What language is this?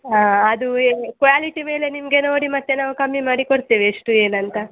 Kannada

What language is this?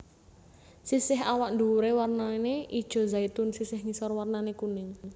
Javanese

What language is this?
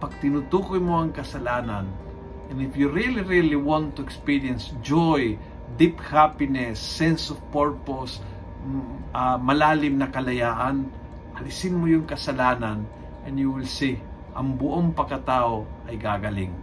Filipino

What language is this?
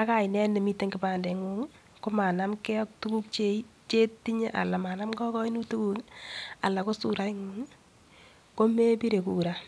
Kalenjin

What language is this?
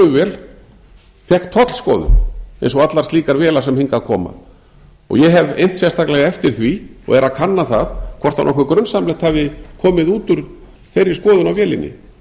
Icelandic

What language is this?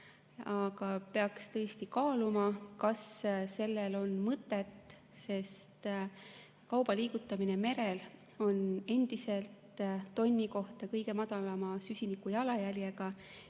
Estonian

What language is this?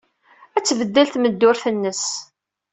Kabyle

